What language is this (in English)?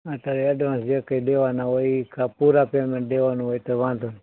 Gujarati